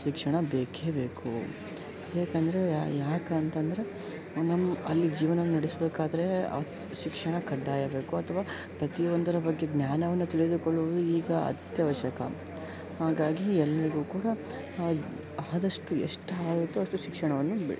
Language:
Kannada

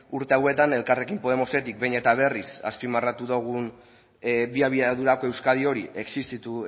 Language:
Basque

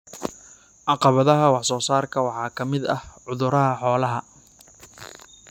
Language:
Somali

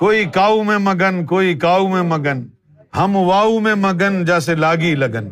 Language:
Urdu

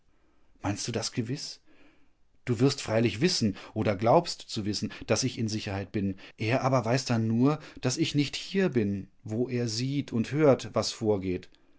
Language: German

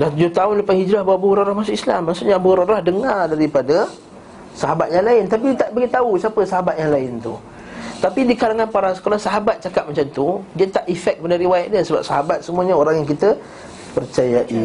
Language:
Malay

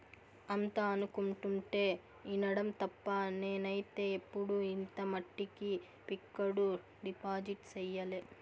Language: Telugu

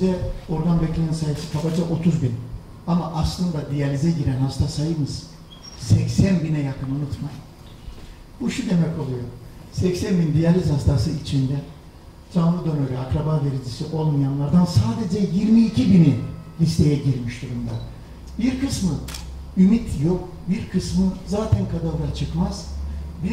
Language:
Turkish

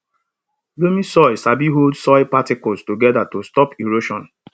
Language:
Nigerian Pidgin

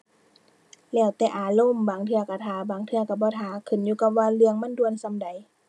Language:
Thai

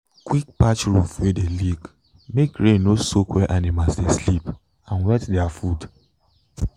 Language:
Nigerian Pidgin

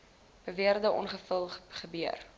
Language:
Afrikaans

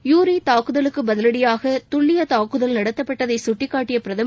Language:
Tamil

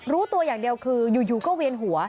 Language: Thai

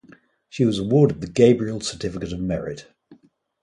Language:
English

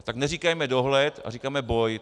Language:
Czech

